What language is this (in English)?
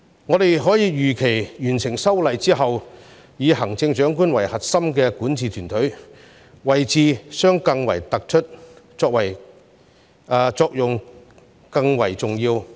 Cantonese